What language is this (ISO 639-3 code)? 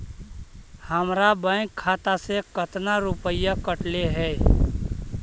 mag